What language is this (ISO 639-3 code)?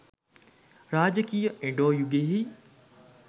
sin